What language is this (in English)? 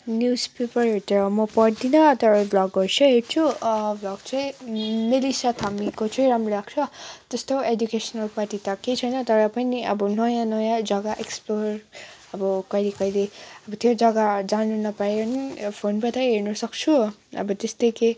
Nepali